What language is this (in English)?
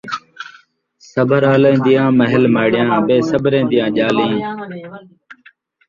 Saraiki